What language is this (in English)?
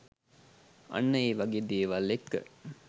Sinhala